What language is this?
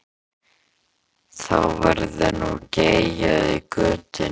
Icelandic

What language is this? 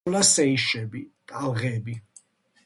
Georgian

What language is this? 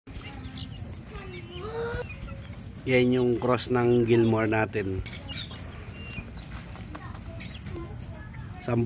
Filipino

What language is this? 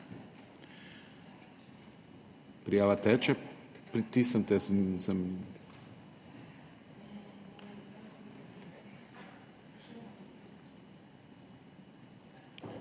Slovenian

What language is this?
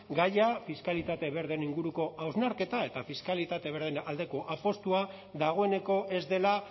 Basque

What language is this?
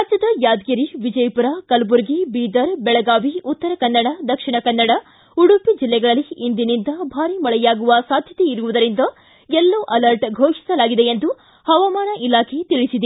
Kannada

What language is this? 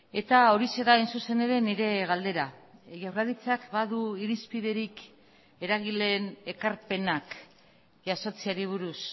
Basque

